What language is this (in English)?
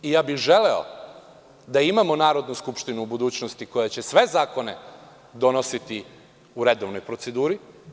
Serbian